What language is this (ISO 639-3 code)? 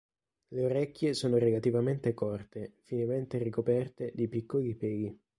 ita